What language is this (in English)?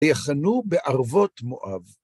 Hebrew